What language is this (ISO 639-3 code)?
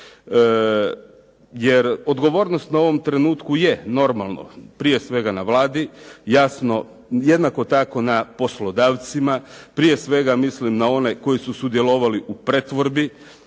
hrv